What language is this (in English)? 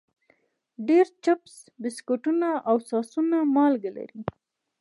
Pashto